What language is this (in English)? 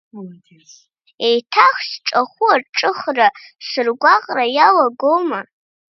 Abkhazian